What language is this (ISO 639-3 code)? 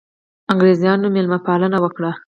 pus